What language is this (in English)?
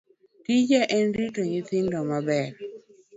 Luo (Kenya and Tanzania)